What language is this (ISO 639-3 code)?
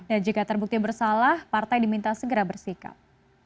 ind